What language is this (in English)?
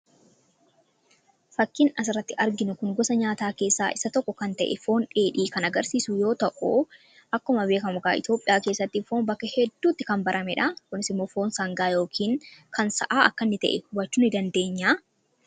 Oromo